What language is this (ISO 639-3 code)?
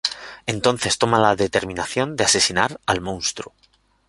spa